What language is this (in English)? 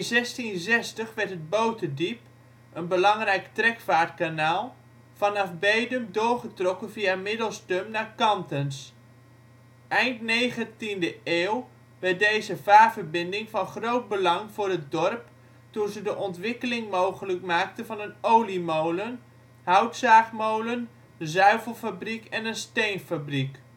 Dutch